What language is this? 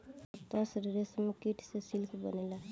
Bhojpuri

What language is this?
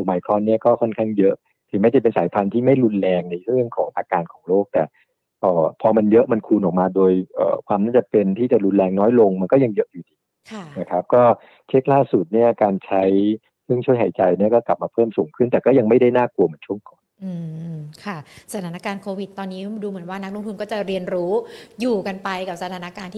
Thai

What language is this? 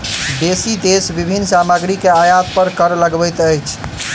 Maithili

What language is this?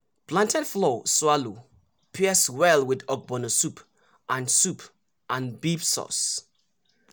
Nigerian Pidgin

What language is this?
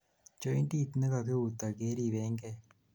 Kalenjin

